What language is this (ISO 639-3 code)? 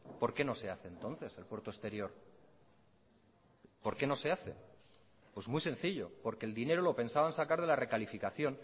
spa